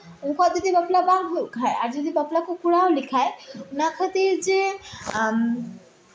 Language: Santali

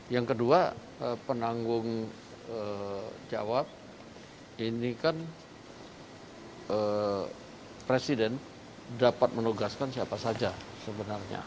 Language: Indonesian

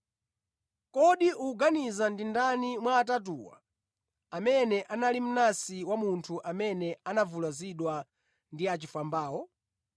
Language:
Nyanja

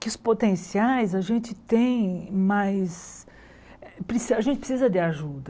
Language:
Portuguese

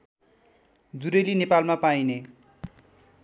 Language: Nepali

